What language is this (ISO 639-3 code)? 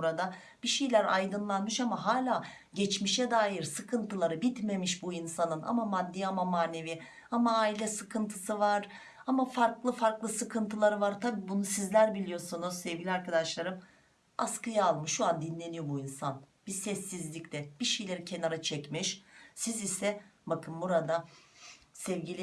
tur